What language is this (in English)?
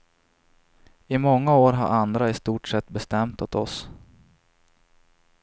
Swedish